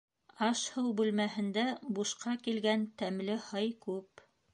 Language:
Bashkir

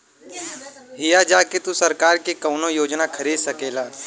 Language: Bhojpuri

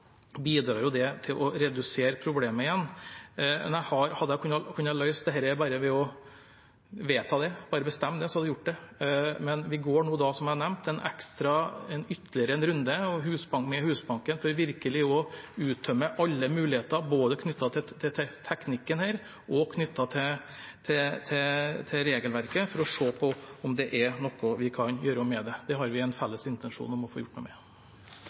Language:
Norwegian Bokmål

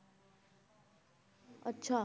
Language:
Punjabi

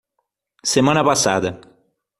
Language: Portuguese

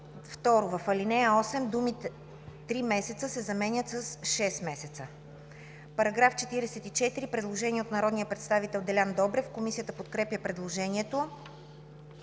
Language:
Bulgarian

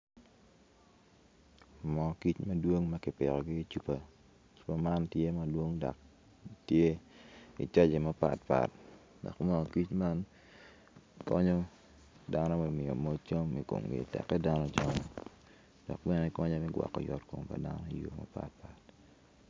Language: Acoli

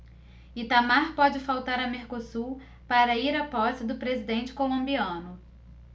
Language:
Portuguese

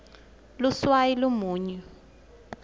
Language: Swati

